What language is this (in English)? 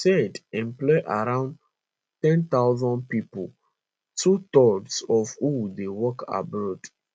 Nigerian Pidgin